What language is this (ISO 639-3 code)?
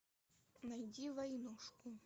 rus